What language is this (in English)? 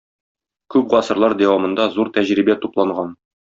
Tatar